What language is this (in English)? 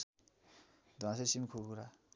Nepali